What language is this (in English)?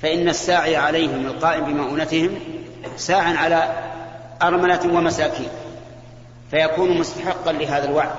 Arabic